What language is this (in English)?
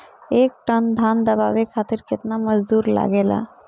Bhojpuri